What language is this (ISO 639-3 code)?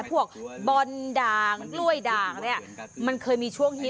tha